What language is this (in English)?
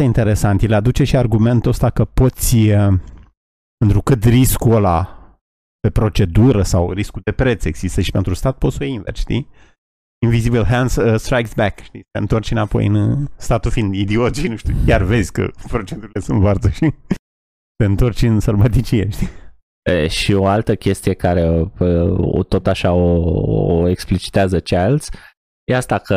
Romanian